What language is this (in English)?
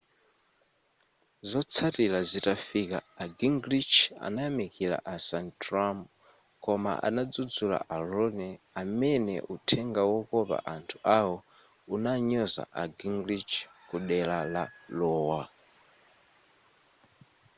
Nyanja